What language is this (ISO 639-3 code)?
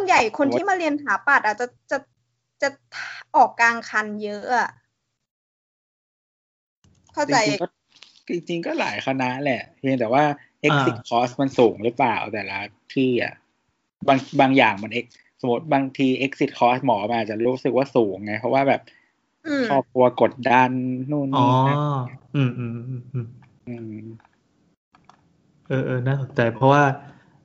tha